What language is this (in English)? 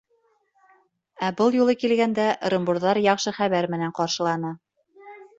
Bashkir